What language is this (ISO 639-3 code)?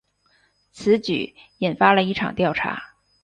zho